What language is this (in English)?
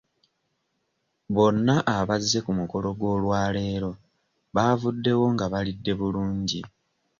Ganda